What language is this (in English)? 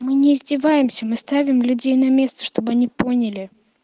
Russian